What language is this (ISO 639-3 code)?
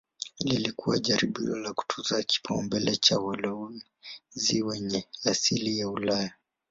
swa